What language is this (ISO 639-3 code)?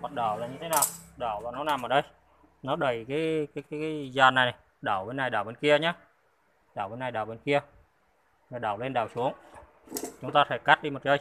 vie